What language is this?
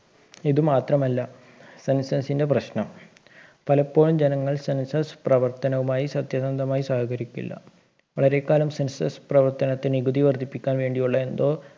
Malayalam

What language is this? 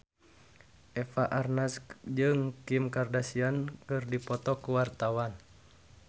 Sundanese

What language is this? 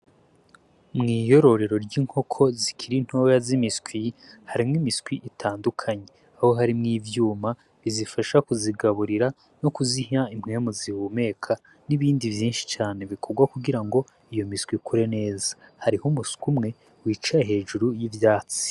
Rundi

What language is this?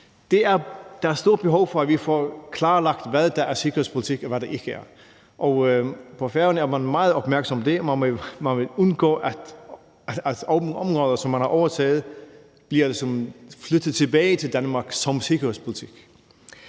Danish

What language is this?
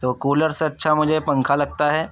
Urdu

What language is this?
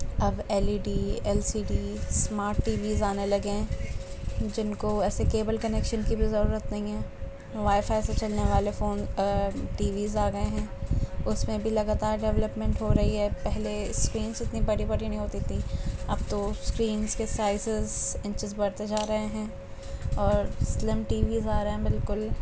Urdu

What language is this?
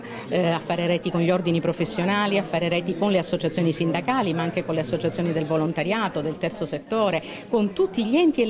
Italian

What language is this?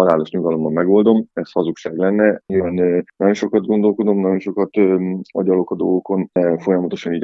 Hungarian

